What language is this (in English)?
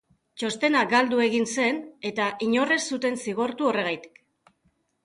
Basque